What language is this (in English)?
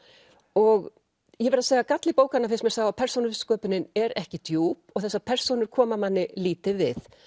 Icelandic